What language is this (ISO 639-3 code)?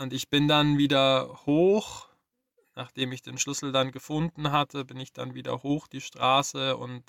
deu